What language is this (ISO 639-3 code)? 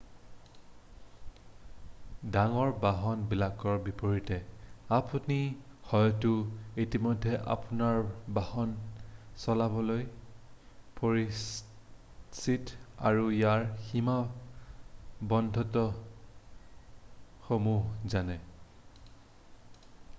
asm